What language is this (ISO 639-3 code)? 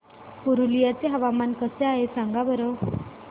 mar